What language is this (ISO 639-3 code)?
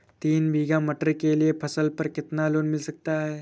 hin